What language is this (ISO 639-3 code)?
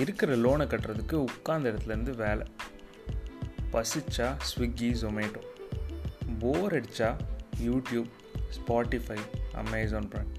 tam